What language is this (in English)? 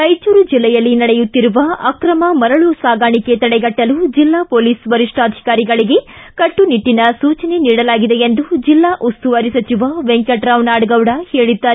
Kannada